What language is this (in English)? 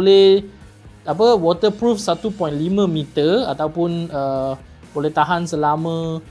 Malay